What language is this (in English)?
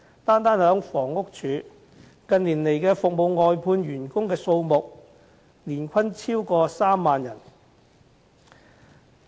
Cantonese